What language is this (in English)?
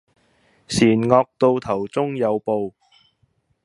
Cantonese